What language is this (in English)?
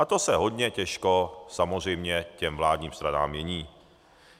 Czech